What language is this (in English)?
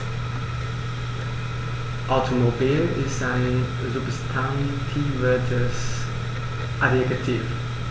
German